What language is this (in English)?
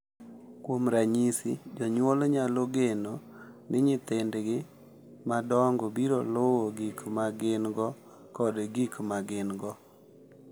Luo (Kenya and Tanzania)